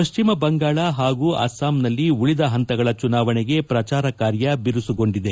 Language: Kannada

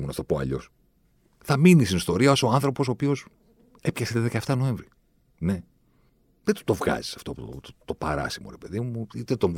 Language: Greek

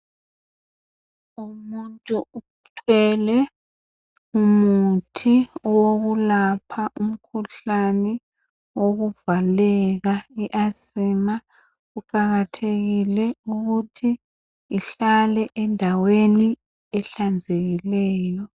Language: North Ndebele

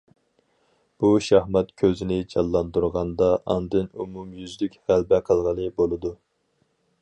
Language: Uyghur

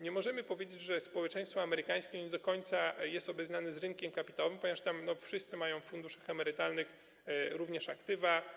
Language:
Polish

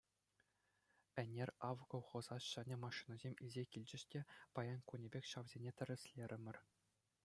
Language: Chuvash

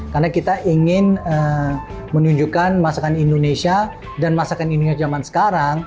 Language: Indonesian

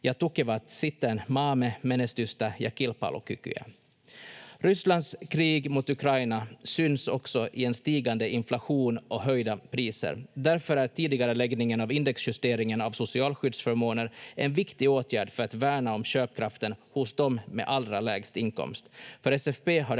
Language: Finnish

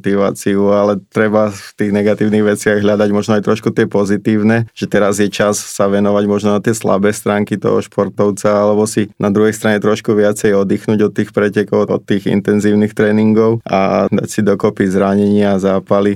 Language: Slovak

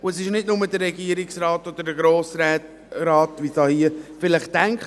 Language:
Swiss German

